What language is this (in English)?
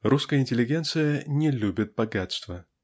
Russian